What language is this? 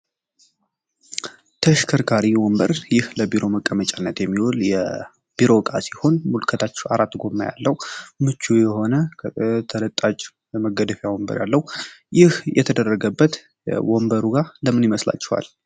Amharic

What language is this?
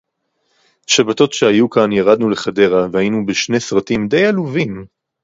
Hebrew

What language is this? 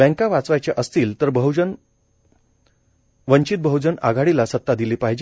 Marathi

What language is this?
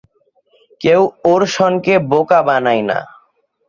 Bangla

